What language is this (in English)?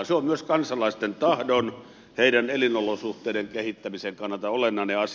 Finnish